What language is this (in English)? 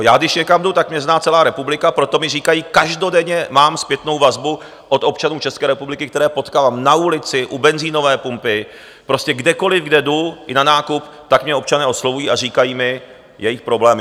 Czech